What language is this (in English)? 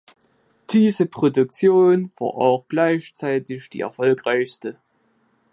German